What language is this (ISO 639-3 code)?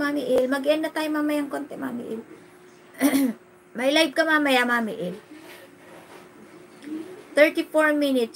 fil